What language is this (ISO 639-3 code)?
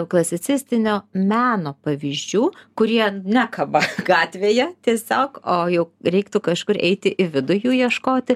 lit